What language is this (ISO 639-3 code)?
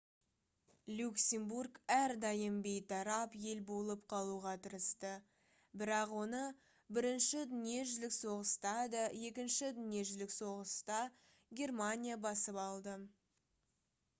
kaz